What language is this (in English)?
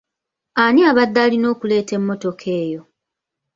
Ganda